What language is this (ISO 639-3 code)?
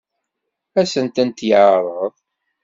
kab